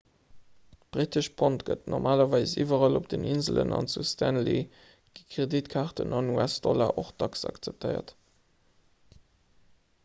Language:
Luxembourgish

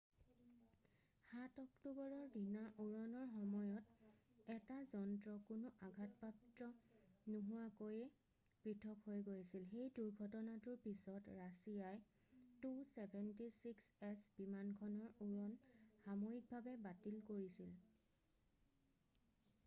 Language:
Assamese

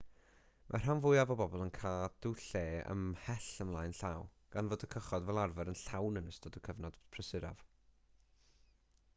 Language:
Welsh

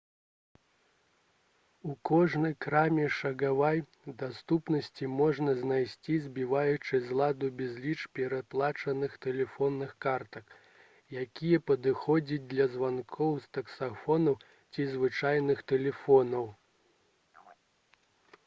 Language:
Belarusian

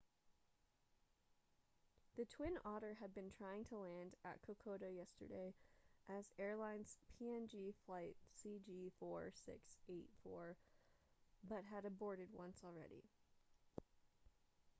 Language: English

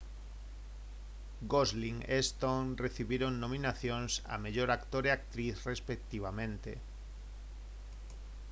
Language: Galician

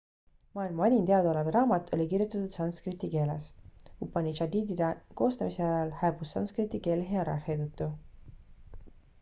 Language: Estonian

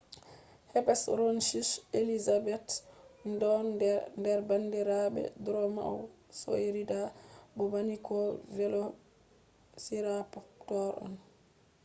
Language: Fula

